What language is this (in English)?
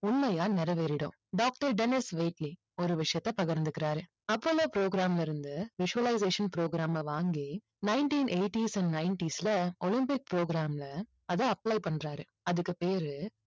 Tamil